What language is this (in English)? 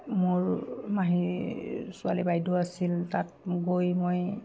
Assamese